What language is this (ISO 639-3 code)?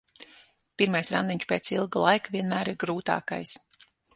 lav